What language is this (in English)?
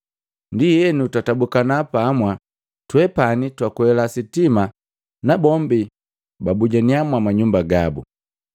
Matengo